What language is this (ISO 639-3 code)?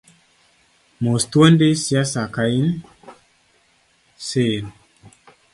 luo